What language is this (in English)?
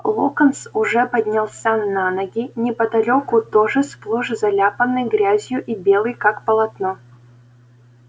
Russian